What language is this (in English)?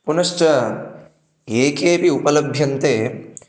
Sanskrit